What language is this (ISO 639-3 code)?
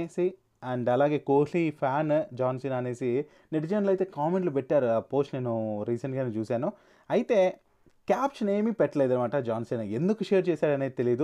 tel